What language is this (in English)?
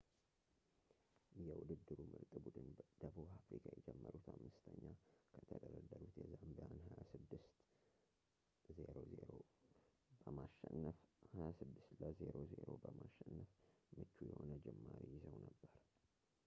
Amharic